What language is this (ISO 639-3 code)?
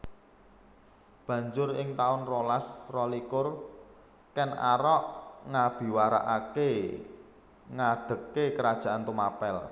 jav